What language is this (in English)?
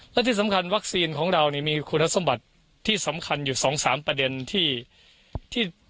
Thai